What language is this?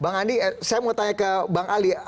Indonesian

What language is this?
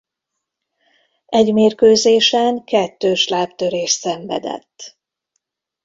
Hungarian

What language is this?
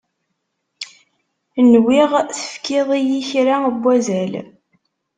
Kabyle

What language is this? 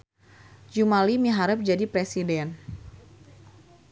Sundanese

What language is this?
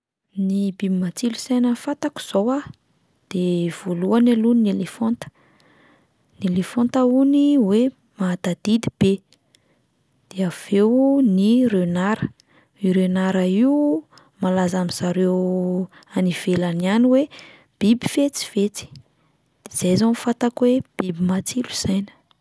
Malagasy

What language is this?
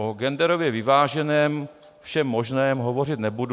Czech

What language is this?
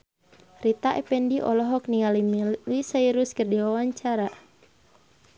Sundanese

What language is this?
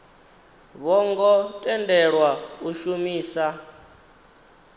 Venda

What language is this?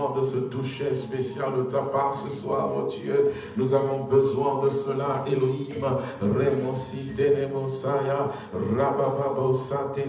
French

